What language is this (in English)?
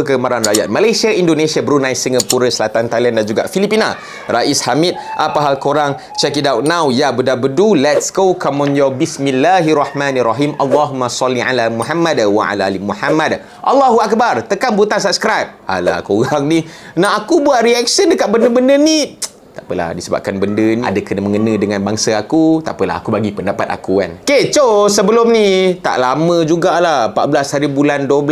Malay